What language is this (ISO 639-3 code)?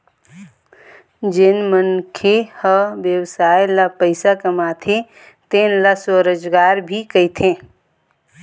hne